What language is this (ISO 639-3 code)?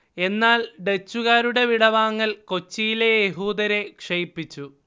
mal